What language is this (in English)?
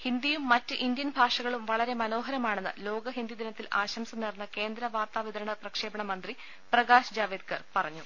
Malayalam